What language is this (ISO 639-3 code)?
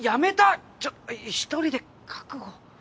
jpn